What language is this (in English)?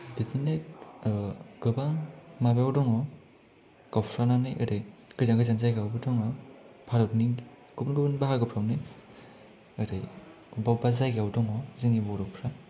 Bodo